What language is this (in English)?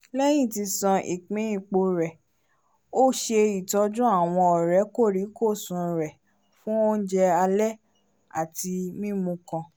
Yoruba